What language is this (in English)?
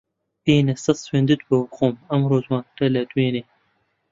Central Kurdish